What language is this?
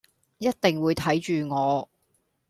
Cantonese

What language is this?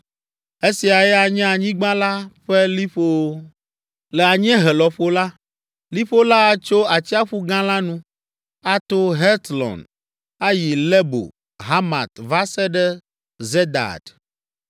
Ewe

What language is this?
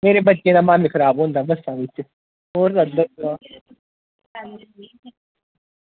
Dogri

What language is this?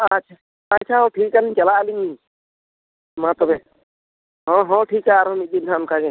Santali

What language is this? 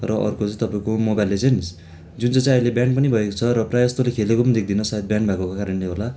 Nepali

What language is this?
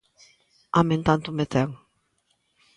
Galician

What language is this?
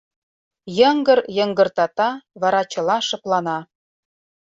Mari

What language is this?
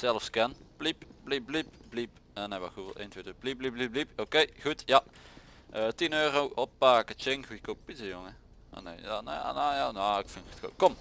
Dutch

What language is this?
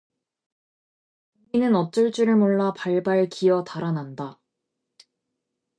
Korean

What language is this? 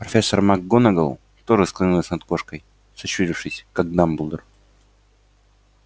Russian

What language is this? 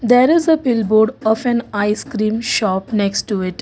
English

